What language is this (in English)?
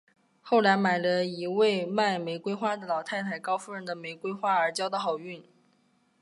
Chinese